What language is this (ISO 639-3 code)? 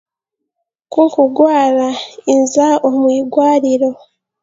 cgg